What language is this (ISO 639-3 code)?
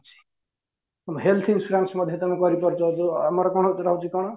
ori